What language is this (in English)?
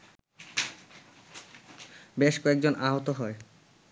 Bangla